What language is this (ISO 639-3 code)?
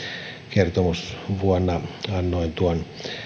fin